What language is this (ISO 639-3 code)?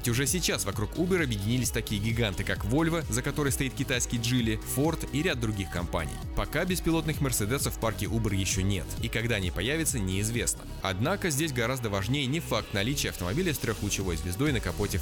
rus